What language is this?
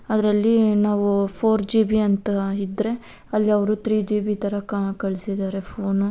Kannada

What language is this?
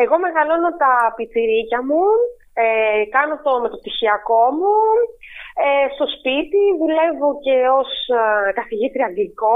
Greek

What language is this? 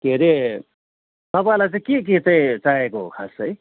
Nepali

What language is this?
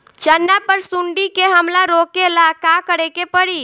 Bhojpuri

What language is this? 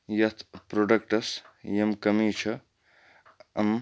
Kashmiri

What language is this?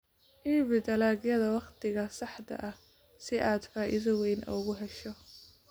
Somali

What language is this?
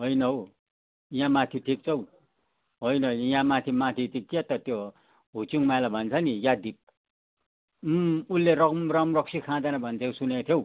Nepali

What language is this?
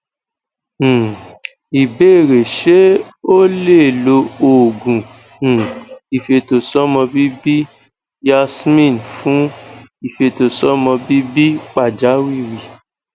Yoruba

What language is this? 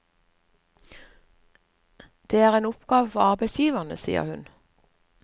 Norwegian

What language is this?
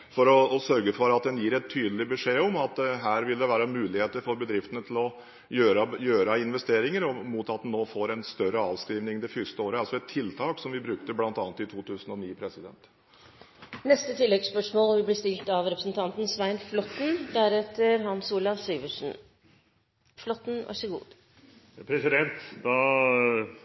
Norwegian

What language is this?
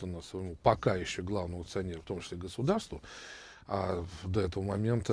Russian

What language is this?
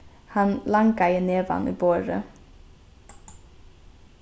Faroese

